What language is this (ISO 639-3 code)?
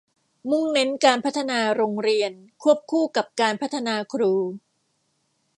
tha